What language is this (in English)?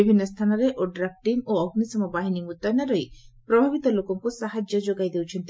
Odia